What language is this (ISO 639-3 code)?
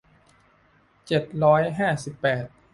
tha